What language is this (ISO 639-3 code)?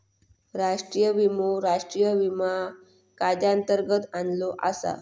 mar